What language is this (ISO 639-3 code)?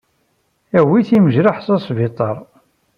kab